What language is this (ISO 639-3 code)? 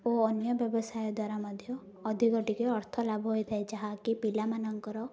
ori